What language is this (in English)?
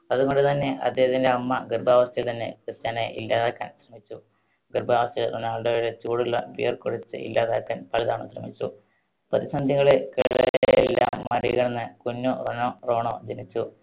Malayalam